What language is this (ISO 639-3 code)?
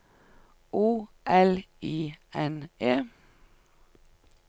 nor